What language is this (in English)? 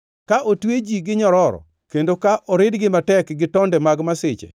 Luo (Kenya and Tanzania)